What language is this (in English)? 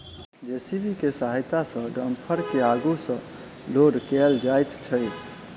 Maithili